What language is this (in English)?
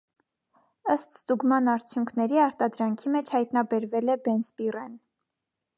Armenian